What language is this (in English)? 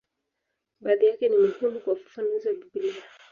Swahili